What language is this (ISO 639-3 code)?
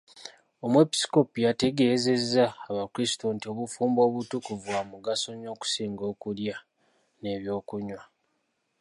lug